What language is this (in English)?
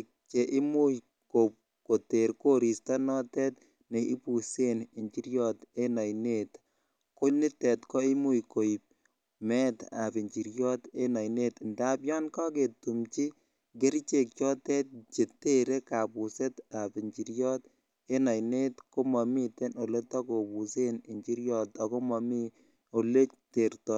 Kalenjin